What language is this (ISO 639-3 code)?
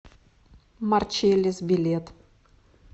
rus